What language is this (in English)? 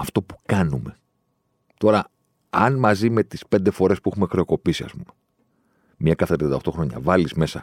Greek